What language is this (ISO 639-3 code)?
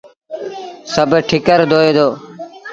sbn